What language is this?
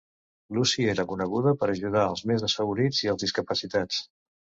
Catalan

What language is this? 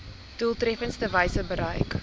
Afrikaans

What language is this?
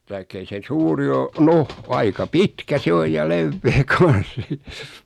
Finnish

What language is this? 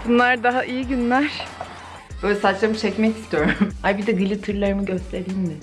Turkish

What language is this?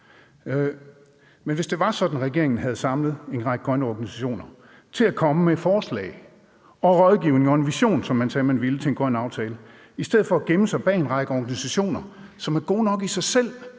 Danish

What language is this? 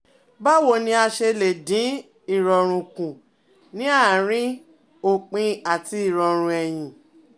Yoruba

